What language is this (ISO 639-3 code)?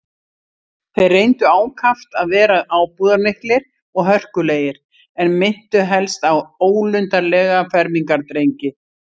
isl